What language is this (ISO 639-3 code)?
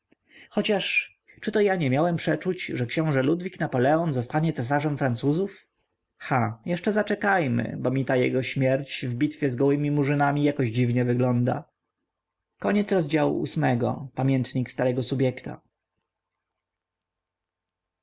pol